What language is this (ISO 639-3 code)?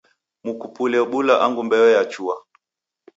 dav